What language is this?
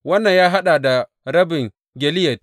Hausa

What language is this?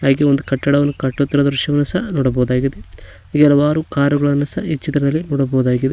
Kannada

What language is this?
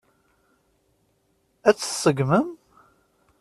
Kabyle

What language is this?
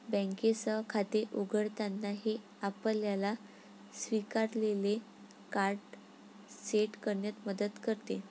Marathi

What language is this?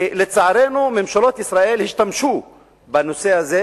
Hebrew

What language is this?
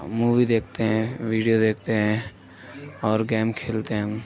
Urdu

